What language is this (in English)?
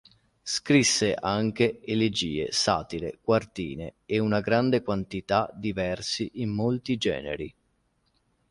Italian